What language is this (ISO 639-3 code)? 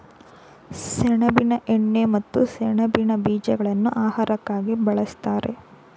kan